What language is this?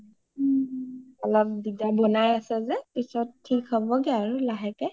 Assamese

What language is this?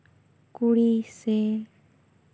Santali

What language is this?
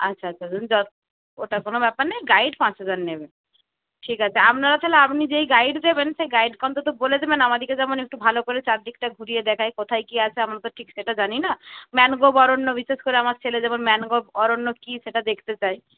Bangla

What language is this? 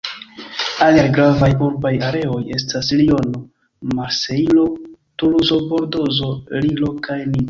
Esperanto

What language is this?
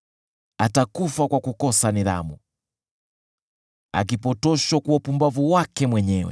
Swahili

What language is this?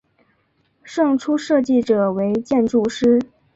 Chinese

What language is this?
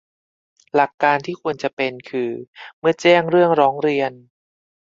Thai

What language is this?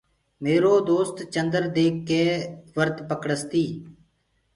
Gurgula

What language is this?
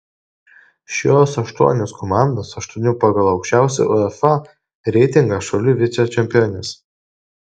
Lithuanian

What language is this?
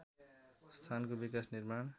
Nepali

